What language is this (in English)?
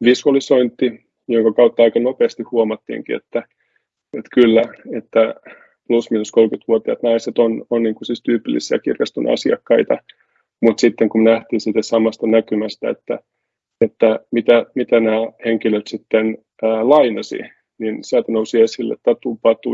Finnish